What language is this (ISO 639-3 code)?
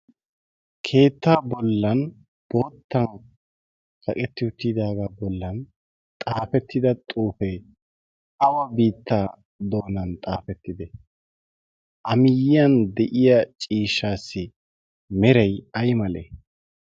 wal